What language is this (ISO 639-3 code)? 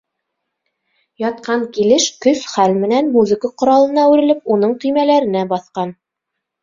bak